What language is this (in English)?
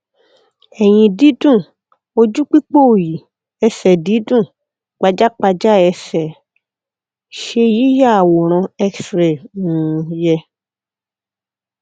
Yoruba